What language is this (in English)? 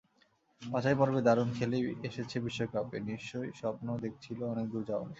Bangla